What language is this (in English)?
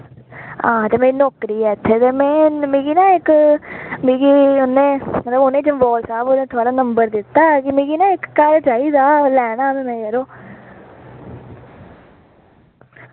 Dogri